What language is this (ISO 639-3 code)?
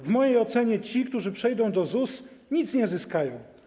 pol